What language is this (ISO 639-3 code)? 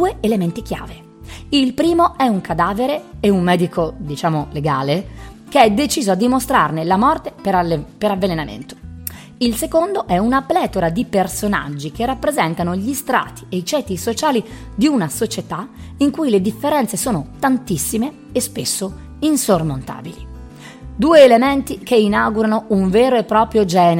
ita